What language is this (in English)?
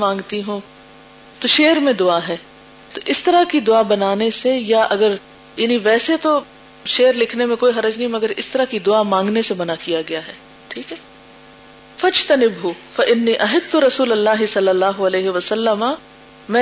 Urdu